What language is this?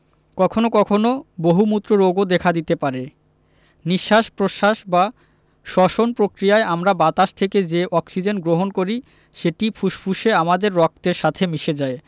Bangla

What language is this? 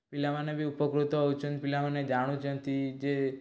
Odia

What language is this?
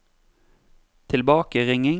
Norwegian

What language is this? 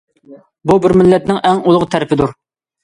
Uyghur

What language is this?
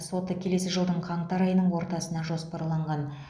Kazakh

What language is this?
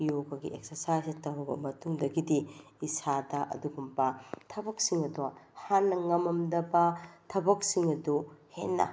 Manipuri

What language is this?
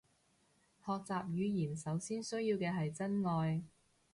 Cantonese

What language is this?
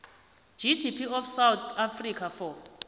South Ndebele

